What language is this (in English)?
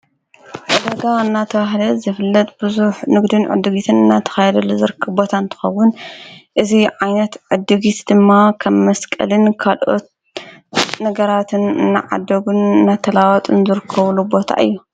Tigrinya